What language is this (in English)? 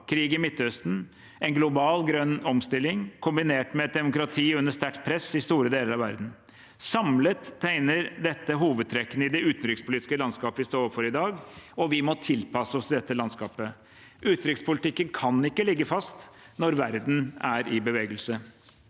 Norwegian